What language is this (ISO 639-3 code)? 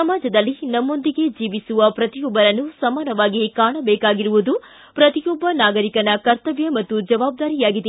kan